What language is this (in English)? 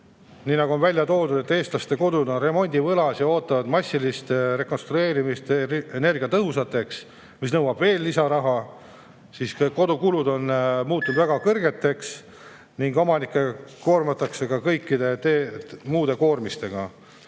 Estonian